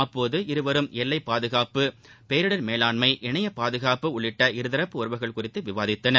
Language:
Tamil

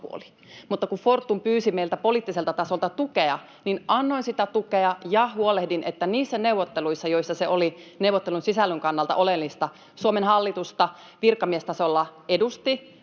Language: Finnish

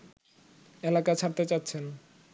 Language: Bangla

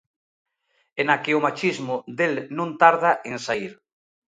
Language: Galician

